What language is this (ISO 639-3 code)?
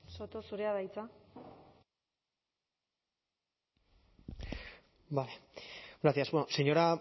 eus